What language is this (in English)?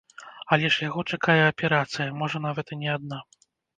Belarusian